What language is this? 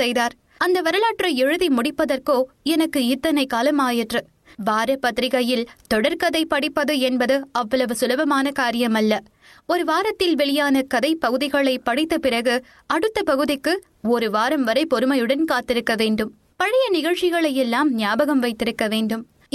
Tamil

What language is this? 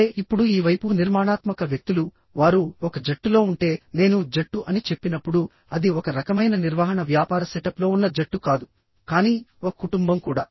Telugu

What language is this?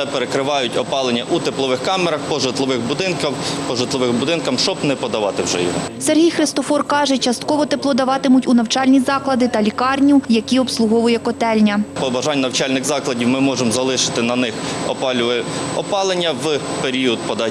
Ukrainian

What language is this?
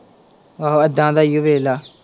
Punjabi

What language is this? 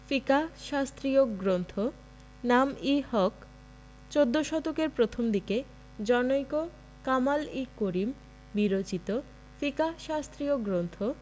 Bangla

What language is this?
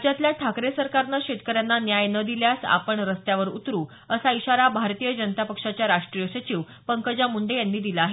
Marathi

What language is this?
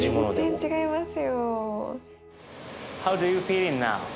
Japanese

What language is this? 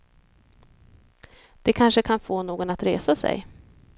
Swedish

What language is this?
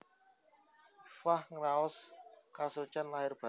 Javanese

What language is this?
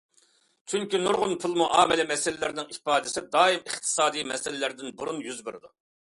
Uyghur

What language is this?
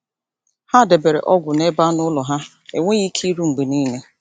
Igbo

